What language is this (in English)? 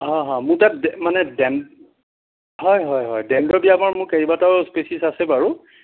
Assamese